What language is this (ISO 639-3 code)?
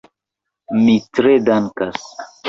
epo